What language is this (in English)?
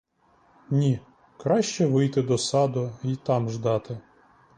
Ukrainian